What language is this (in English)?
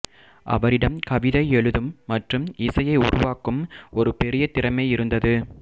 Tamil